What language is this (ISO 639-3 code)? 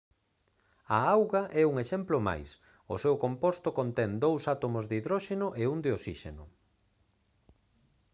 glg